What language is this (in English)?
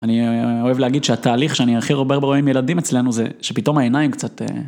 Hebrew